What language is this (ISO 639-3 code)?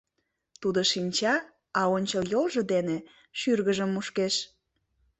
chm